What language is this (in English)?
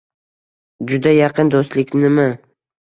Uzbek